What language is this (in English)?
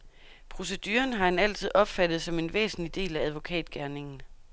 Danish